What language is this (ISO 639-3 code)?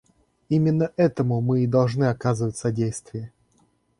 rus